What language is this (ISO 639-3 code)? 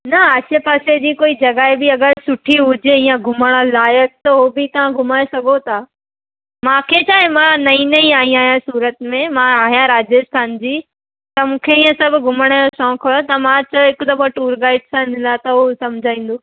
snd